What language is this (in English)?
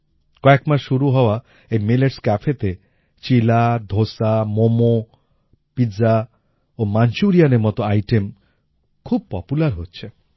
Bangla